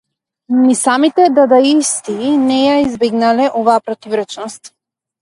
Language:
Macedonian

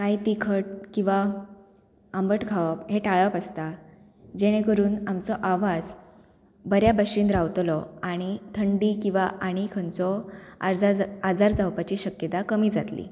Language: Konkani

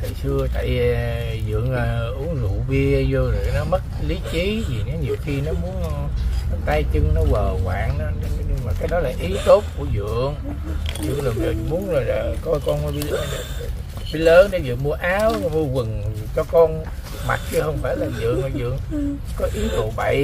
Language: Vietnamese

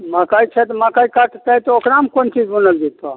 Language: Maithili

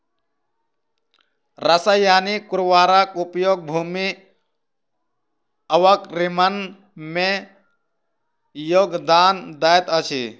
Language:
Maithili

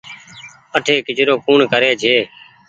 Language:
Goaria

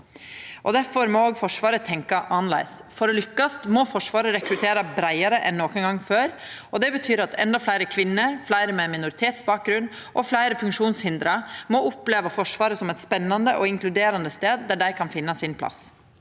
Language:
Norwegian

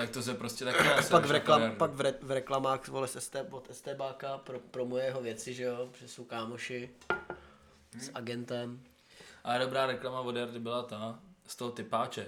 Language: Czech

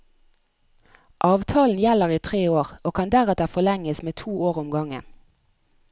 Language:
Norwegian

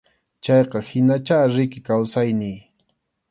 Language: Arequipa-La Unión Quechua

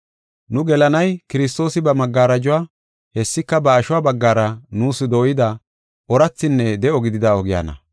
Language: Gofa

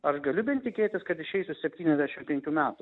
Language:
Lithuanian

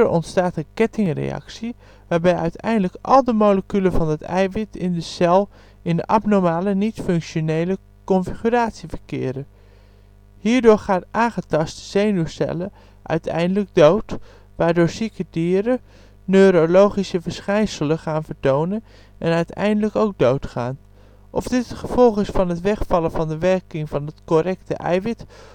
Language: Dutch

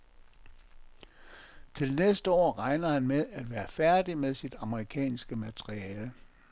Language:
Danish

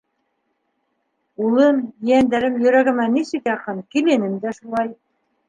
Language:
Bashkir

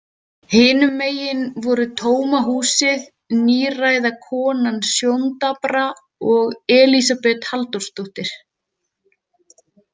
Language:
Icelandic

